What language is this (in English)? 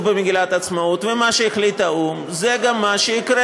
Hebrew